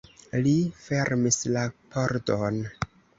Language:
Esperanto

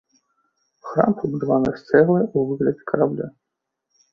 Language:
Belarusian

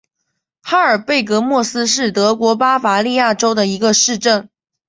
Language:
Chinese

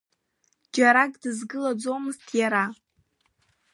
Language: Abkhazian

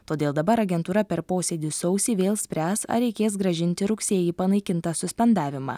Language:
Lithuanian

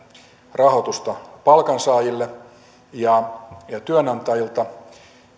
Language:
Finnish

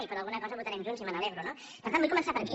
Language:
Catalan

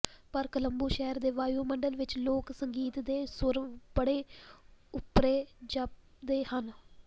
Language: Punjabi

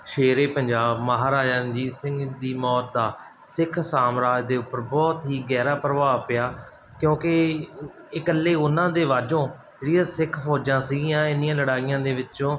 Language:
Punjabi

